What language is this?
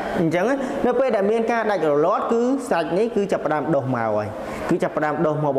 Vietnamese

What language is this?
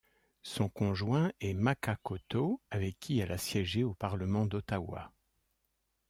French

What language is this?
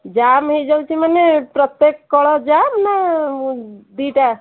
Odia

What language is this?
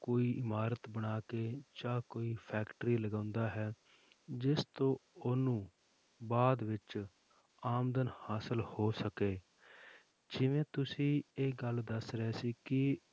Punjabi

